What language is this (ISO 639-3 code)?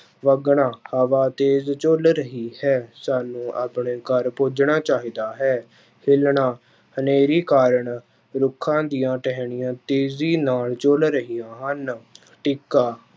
pan